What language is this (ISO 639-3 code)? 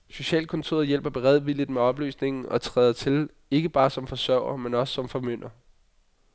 dan